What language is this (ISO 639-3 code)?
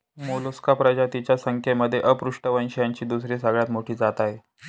mar